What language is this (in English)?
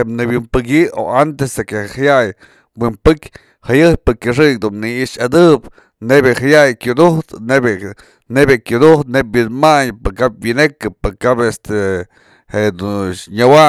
Mazatlán Mixe